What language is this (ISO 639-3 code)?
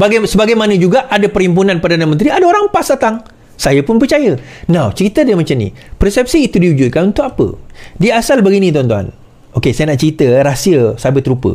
msa